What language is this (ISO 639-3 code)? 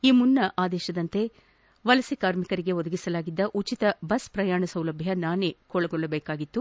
kan